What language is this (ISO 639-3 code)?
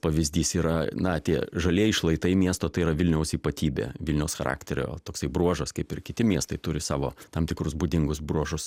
lit